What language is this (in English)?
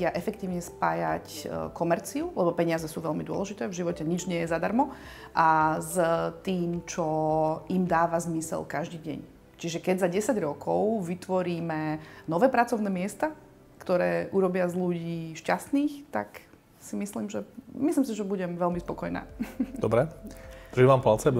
Slovak